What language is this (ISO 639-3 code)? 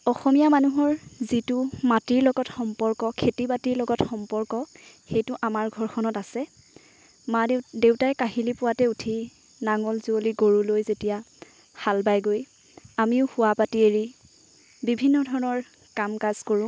asm